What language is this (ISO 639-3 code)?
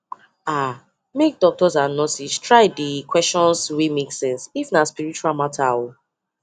pcm